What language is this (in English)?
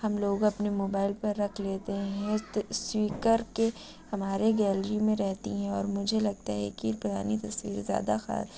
Urdu